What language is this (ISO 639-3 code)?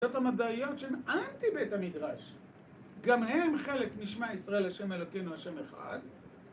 heb